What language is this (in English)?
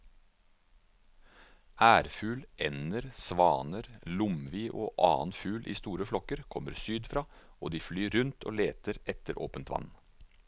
Norwegian